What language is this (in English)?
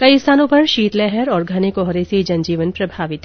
Hindi